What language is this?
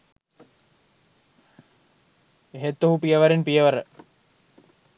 Sinhala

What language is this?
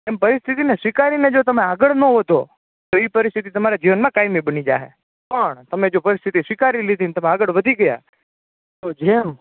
Gujarati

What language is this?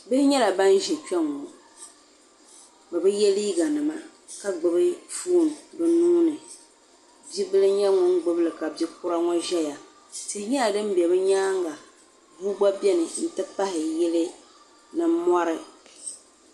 Dagbani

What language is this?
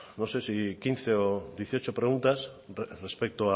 Spanish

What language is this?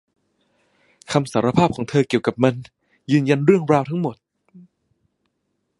Thai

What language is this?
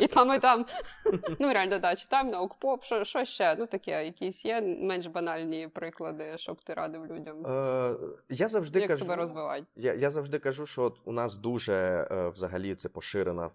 Ukrainian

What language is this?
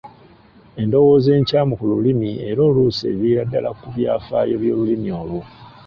Ganda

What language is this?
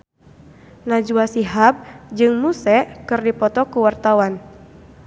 Sundanese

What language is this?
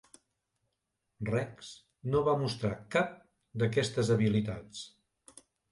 Catalan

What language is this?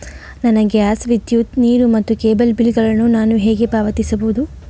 Kannada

